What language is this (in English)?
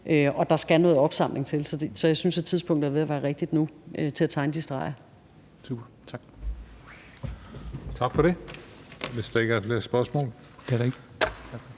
Danish